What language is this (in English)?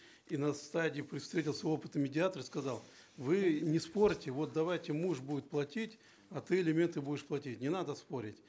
Kazakh